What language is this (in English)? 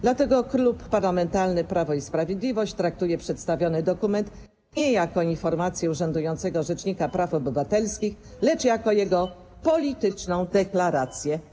Polish